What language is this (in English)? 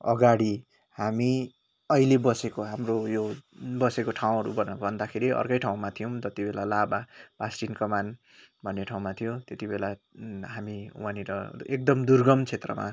Nepali